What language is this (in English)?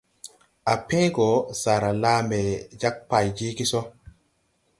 Tupuri